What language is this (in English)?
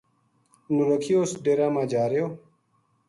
Gujari